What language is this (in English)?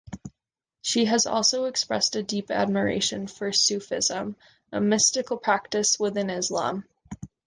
English